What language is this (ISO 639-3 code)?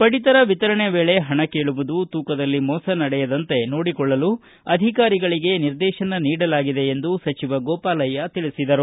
kan